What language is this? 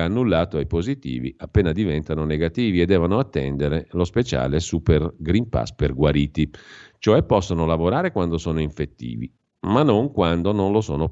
Italian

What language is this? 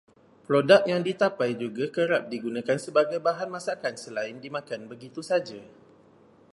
Malay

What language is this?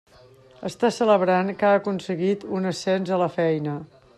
Catalan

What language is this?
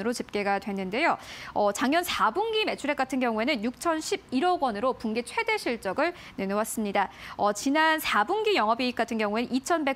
Korean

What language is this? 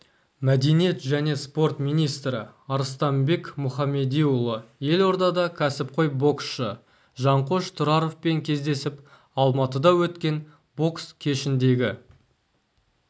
Kazakh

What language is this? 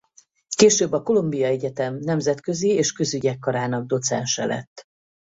Hungarian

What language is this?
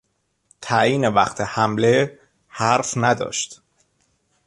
Persian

